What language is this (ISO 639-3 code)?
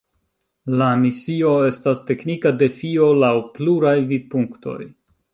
epo